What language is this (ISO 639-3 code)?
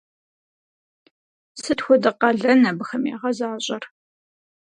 kbd